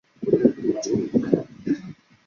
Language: Chinese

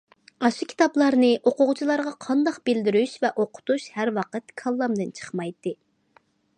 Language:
Uyghur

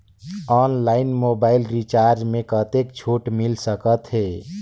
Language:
Chhattisgarhi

